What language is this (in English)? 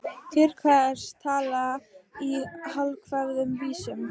Icelandic